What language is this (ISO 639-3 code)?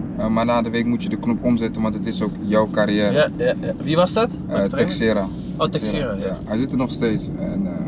nld